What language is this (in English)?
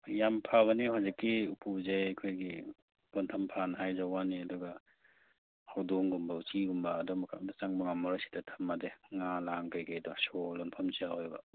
Manipuri